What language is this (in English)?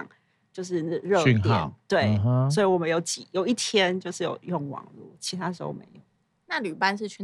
Chinese